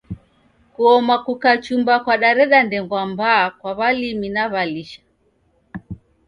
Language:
Taita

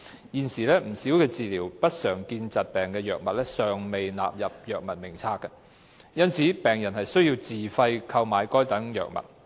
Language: Cantonese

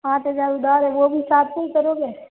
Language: Hindi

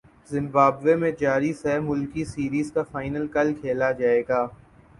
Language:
Urdu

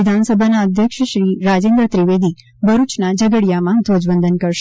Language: Gujarati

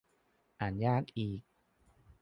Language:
Thai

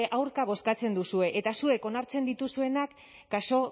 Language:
Basque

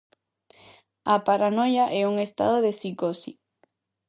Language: Galician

